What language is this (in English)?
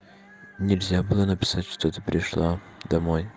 Russian